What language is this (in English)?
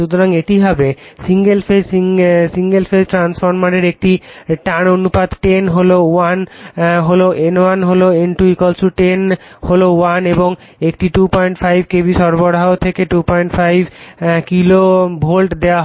Bangla